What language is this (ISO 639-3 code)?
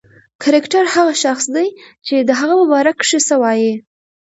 pus